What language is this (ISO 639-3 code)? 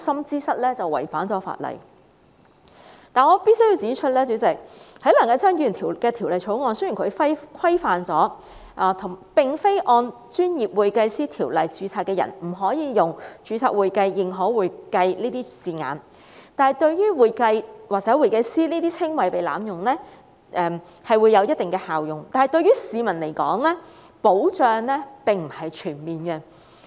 yue